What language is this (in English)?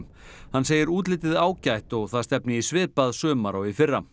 Icelandic